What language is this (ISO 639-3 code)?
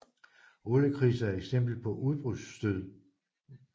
dan